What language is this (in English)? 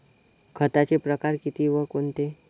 Marathi